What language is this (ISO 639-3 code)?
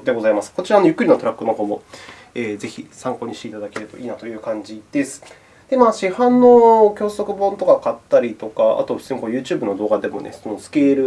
jpn